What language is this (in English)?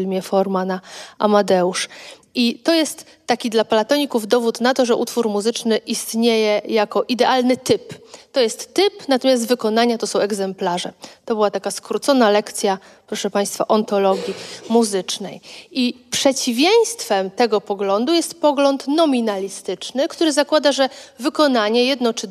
Polish